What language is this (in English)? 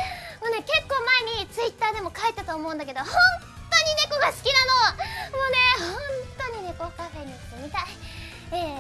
Japanese